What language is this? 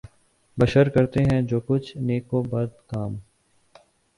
Urdu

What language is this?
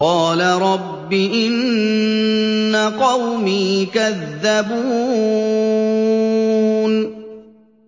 Arabic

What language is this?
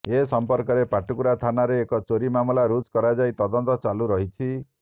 Odia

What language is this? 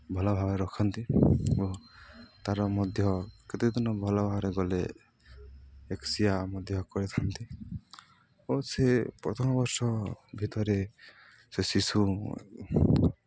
Odia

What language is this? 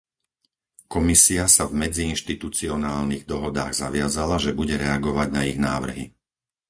Slovak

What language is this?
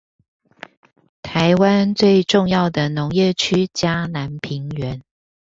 Chinese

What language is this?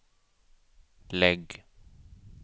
Swedish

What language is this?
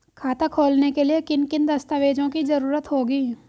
Hindi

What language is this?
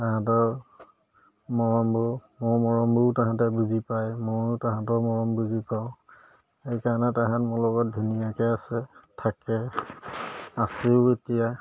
Assamese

